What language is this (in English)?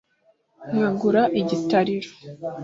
Kinyarwanda